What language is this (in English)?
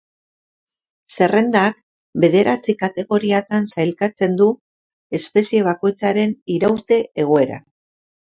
Basque